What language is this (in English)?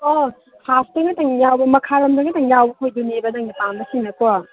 Manipuri